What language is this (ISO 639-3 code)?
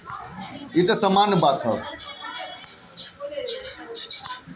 bho